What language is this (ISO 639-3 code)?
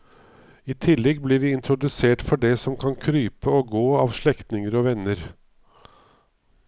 nor